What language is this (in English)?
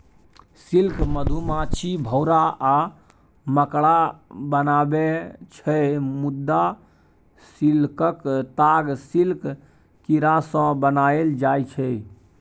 Maithili